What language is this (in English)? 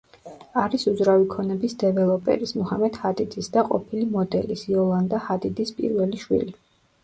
Georgian